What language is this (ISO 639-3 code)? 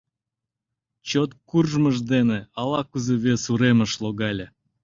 chm